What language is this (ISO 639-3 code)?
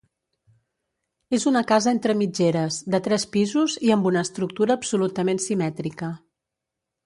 cat